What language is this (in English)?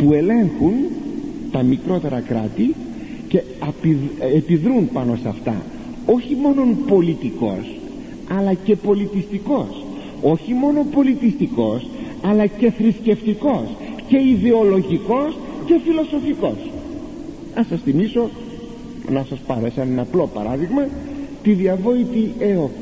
Greek